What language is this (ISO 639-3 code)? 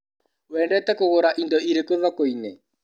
kik